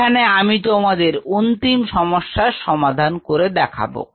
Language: Bangla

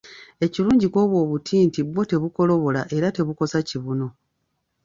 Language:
Ganda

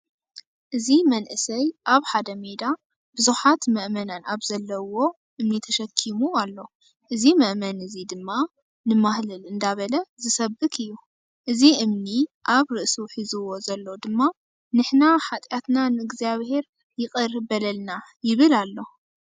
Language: Tigrinya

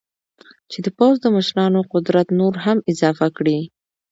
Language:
Pashto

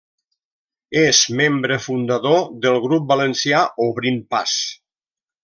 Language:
Catalan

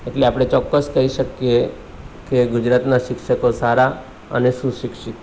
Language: Gujarati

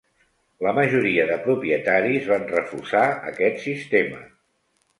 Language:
Catalan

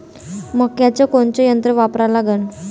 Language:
Marathi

